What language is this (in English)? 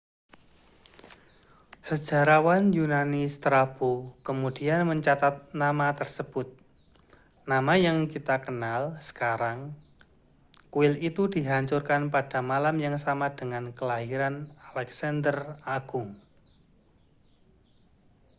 Indonesian